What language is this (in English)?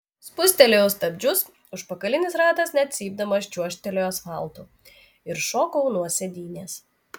Lithuanian